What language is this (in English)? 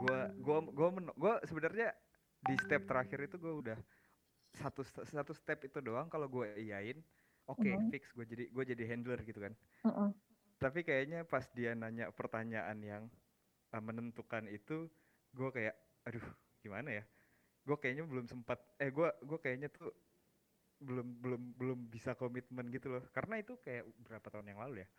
Indonesian